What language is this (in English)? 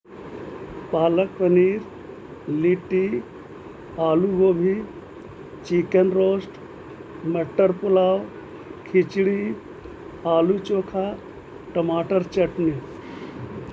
Urdu